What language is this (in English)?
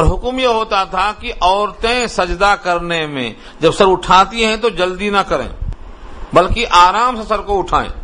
Urdu